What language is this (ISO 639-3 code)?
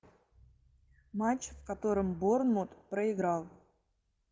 rus